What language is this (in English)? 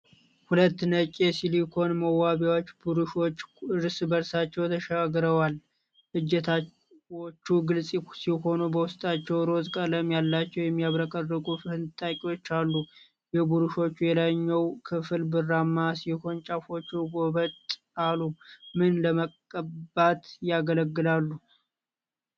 Amharic